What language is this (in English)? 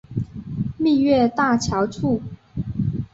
Chinese